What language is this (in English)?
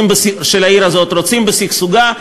Hebrew